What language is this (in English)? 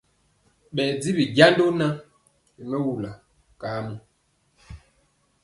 Mpiemo